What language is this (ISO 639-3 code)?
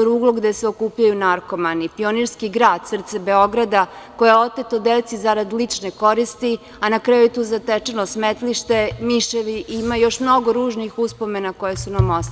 srp